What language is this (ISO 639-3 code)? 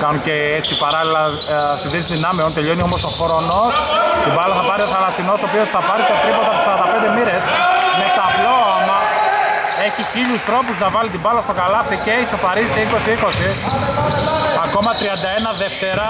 ell